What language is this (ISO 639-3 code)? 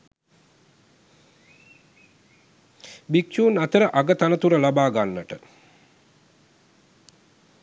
sin